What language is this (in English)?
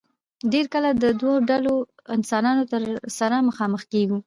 Pashto